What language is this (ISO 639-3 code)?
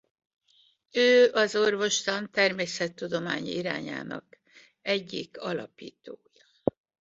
hun